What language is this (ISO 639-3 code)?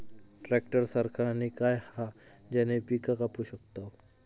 mar